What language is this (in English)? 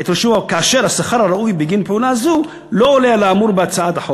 Hebrew